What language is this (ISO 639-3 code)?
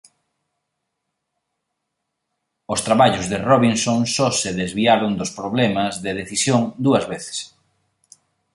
glg